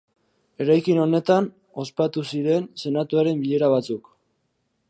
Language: Basque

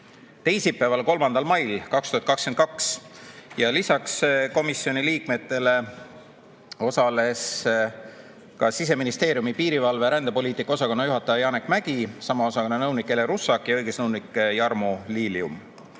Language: Estonian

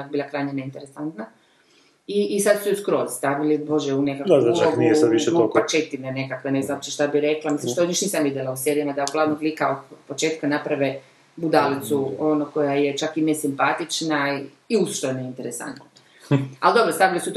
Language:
Croatian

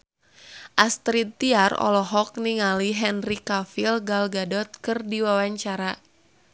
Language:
Sundanese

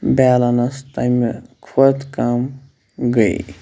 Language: Kashmiri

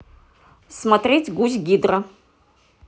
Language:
Russian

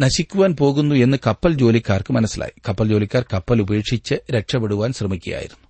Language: Malayalam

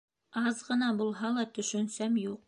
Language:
Bashkir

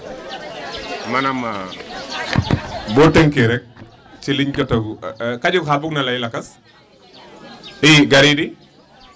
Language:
Wolof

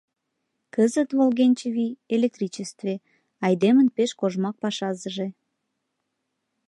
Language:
Mari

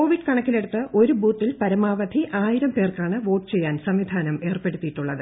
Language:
Malayalam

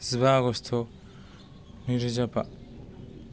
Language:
Bodo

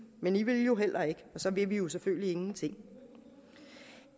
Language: Danish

